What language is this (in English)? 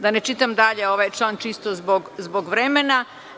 Serbian